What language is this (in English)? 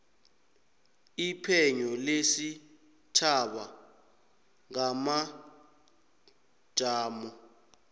South Ndebele